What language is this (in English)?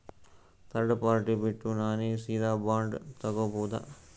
Kannada